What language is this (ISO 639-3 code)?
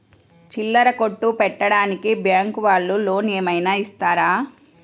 tel